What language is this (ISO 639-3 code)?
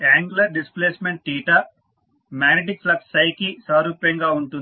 tel